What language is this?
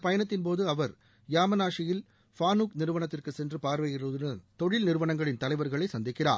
Tamil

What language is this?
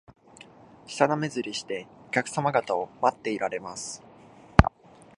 Japanese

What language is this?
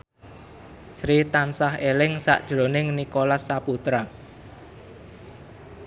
Javanese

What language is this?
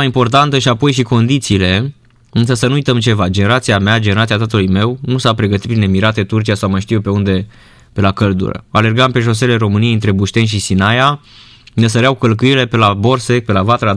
Romanian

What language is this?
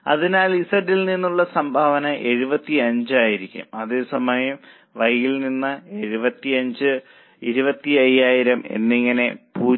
Malayalam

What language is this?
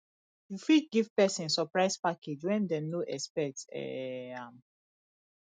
Nigerian Pidgin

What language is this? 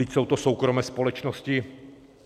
Czech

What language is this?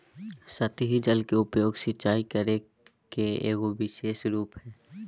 Magahi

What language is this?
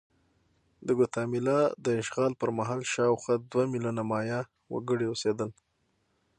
Pashto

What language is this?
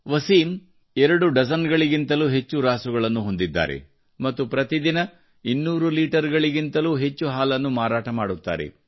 Kannada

